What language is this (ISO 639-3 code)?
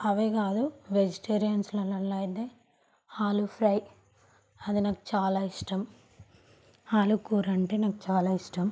tel